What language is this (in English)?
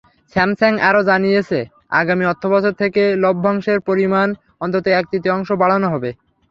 Bangla